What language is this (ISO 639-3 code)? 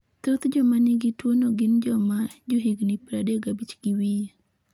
luo